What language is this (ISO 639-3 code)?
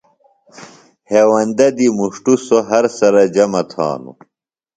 phl